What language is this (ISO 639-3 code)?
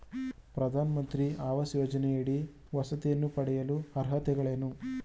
kan